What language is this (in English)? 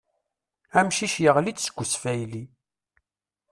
Kabyle